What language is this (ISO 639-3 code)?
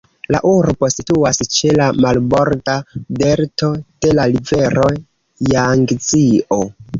epo